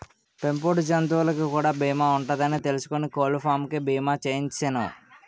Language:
Telugu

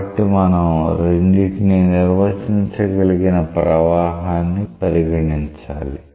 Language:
Telugu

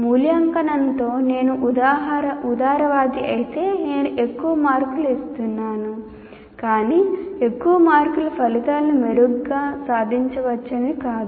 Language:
Telugu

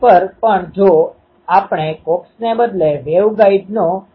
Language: Gujarati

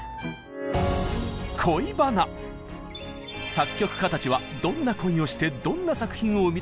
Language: Japanese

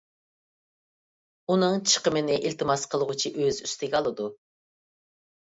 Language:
Uyghur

